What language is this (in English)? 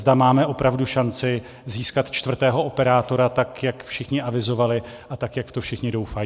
Czech